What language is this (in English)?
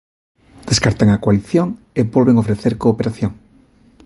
Galician